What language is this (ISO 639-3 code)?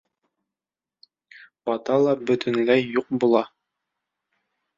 bak